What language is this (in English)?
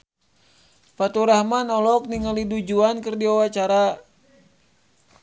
Sundanese